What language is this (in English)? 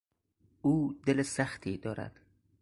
Persian